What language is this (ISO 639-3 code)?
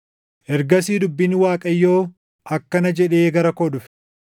orm